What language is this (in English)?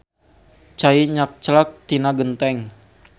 Sundanese